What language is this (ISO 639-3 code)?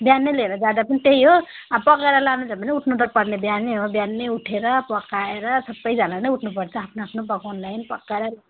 nep